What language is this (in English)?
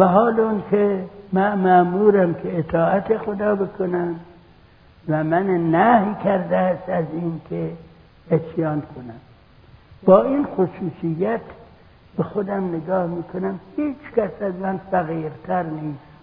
Persian